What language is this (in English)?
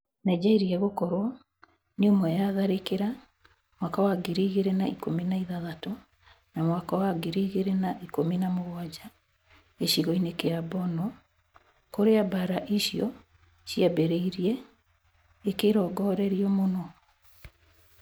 Kikuyu